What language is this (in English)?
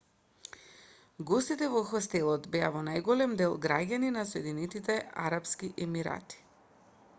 Macedonian